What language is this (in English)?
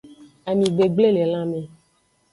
Aja (Benin)